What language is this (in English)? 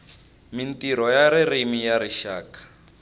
Tsonga